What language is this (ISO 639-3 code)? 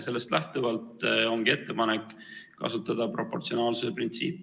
est